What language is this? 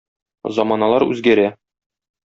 Tatar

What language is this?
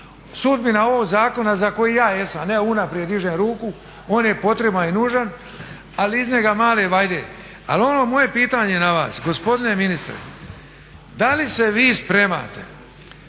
Croatian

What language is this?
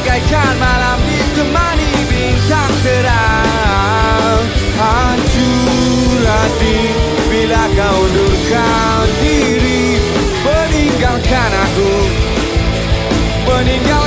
Malay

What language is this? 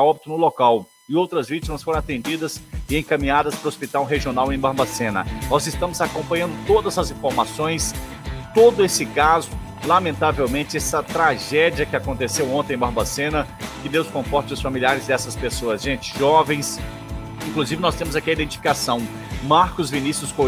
Portuguese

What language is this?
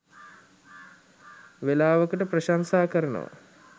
Sinhala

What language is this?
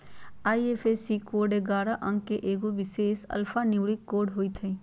Magahi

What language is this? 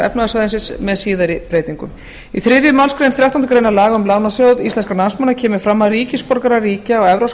Icelandic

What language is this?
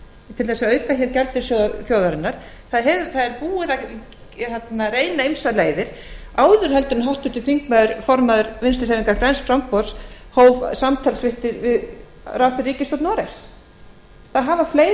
Icelandic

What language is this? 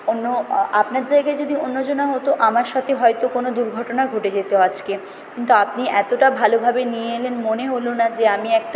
Bangla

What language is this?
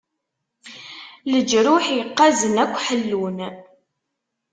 Kabyle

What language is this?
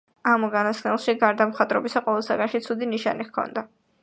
Georgian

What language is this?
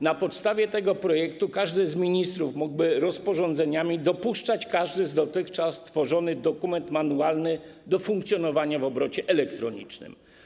Polish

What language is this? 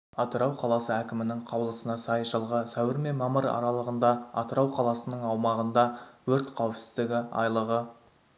Kazakh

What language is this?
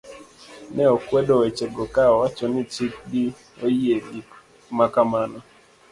Luo (Kenya and Tanzania)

